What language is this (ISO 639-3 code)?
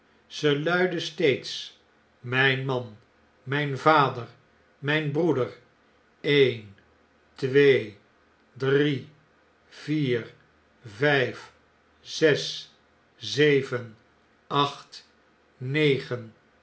nld